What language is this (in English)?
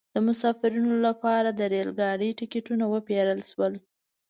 Pashto